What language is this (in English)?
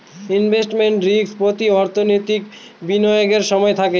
Bangla